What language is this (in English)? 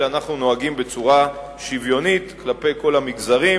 Hebrew